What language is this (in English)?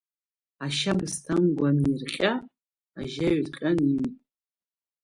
Abkhazian